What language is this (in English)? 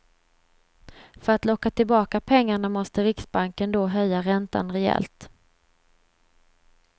Swedish